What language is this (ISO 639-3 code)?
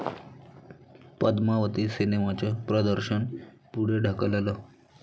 mar